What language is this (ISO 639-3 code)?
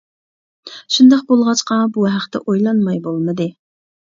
uig